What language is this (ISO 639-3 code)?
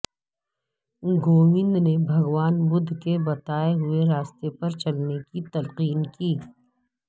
urd